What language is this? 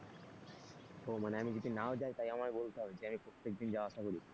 Bangla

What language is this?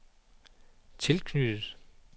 Danish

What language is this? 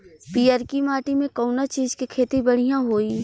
Bhojpuri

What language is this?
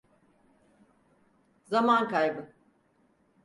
Turkish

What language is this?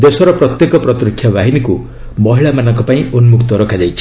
Odia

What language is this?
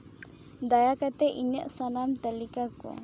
Santali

